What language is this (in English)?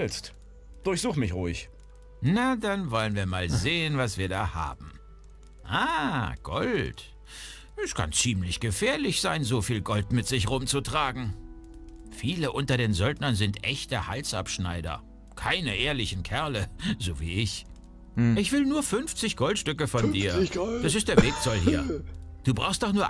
German